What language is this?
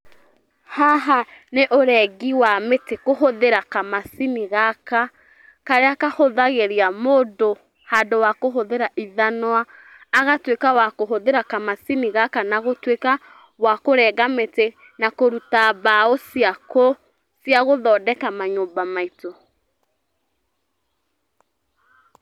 Kikuyu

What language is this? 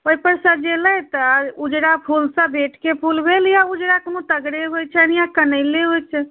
Maithili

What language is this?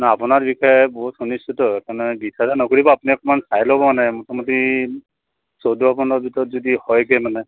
Assamese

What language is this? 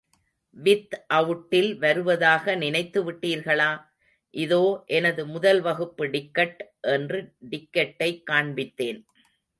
Tamil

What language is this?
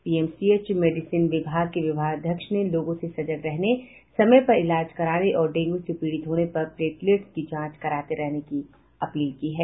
Hindi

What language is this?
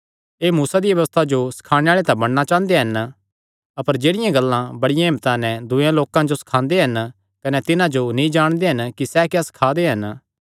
Kangri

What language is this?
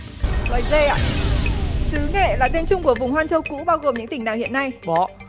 Vietnamese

